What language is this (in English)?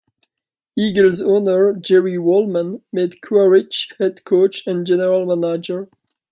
English